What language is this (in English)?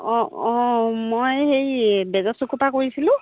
Assamese